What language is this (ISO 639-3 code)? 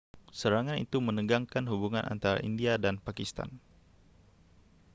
msa